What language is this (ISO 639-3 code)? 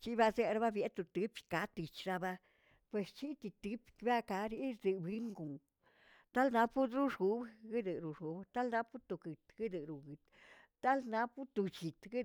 zts